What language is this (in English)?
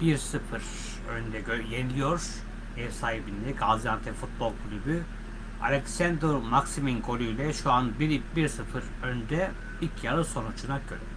Turkish